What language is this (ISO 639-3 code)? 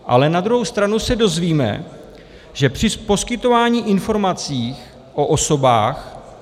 ces